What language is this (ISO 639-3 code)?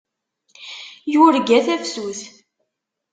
kab